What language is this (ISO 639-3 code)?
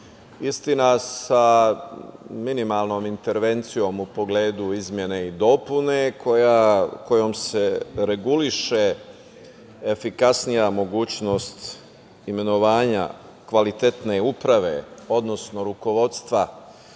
srp